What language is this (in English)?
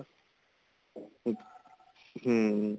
Punjabi